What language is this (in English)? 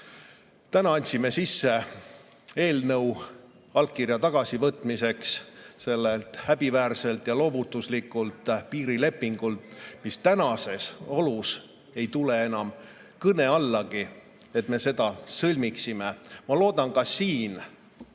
Estonian